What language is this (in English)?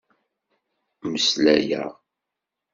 Kabyle